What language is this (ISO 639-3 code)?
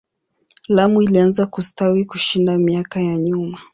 swa